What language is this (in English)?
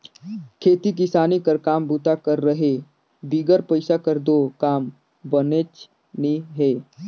Chhattisgarhi